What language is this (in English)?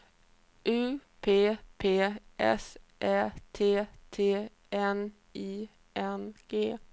Swedish